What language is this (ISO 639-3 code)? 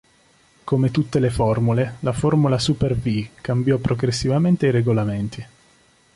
ita